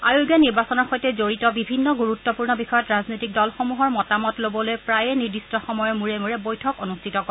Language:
Assamese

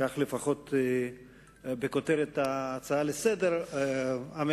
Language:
Hebrew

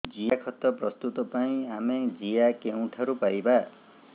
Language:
Odia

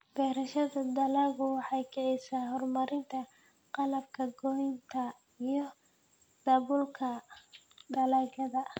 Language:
Somali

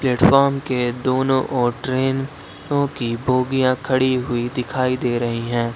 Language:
Hindi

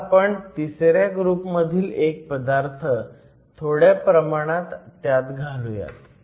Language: Marathi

